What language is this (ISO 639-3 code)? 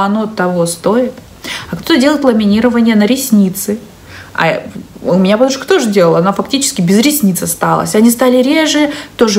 rus